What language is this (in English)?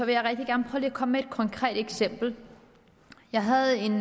Danish